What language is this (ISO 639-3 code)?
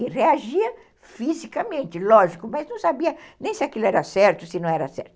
por